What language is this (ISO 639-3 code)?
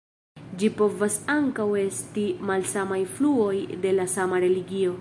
epo